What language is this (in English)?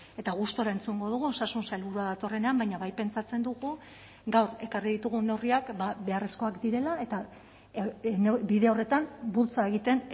Basque